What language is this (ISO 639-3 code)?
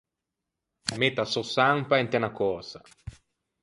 lij